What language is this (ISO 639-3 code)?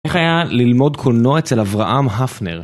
heb